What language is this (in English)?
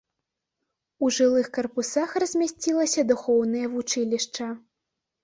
Belarusian